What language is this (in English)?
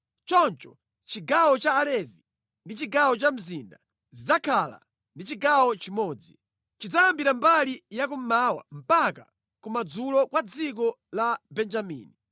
Nyanja